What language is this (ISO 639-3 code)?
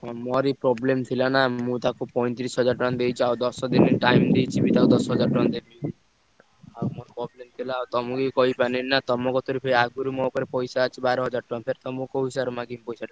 ori